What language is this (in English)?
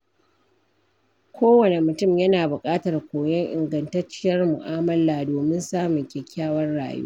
Hausa